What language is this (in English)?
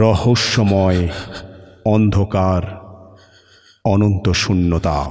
Bangla